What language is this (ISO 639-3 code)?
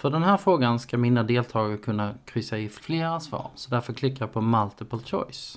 swe